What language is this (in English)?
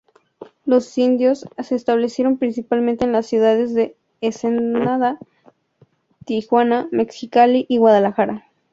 Spanish